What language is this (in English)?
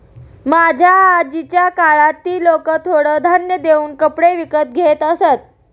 Marathi